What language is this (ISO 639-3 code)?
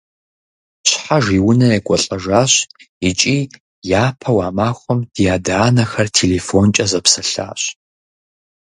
kbd